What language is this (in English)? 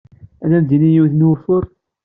Kabyle